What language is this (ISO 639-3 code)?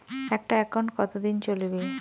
ben